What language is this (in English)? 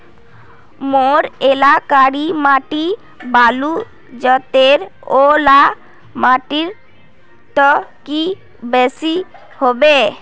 Magahi